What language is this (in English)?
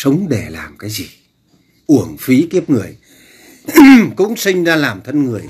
Vietnamese